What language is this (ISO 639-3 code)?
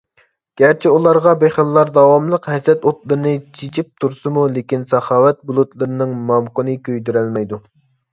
uig